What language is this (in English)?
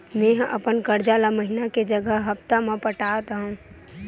Chhattisgarhi